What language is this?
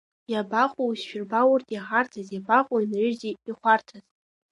Abkhazian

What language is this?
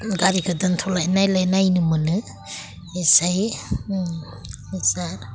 Bodo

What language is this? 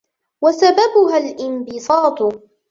Arabic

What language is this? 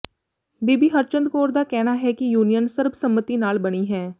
Punjabi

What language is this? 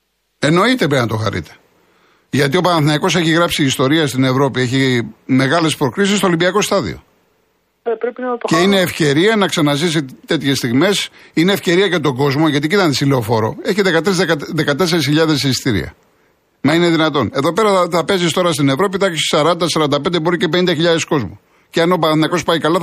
Greek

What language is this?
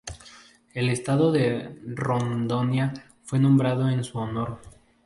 Spanish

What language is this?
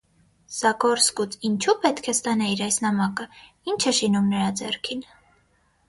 Armenian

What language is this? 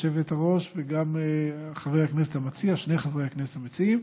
Hebrew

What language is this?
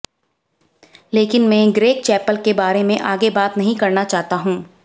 Hindi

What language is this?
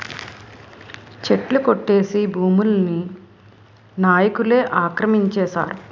Telugu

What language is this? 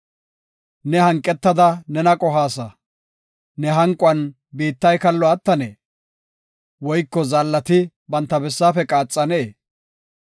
Gofa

